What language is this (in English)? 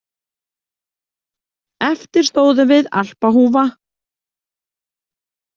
Icelandic